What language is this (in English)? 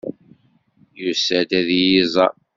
Kabyle